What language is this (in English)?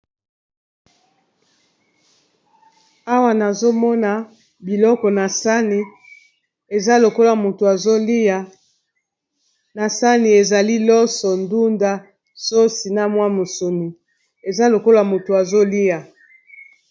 Lingala